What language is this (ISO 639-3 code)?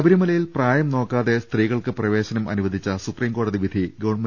mal